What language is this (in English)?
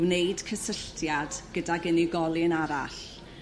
Welsh